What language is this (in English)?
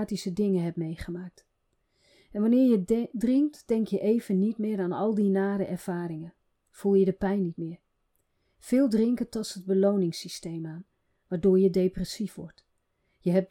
Dutch